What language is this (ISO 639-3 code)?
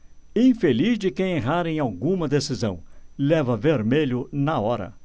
por